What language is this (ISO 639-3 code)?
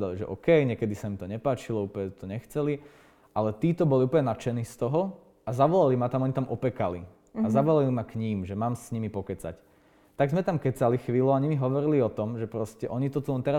slk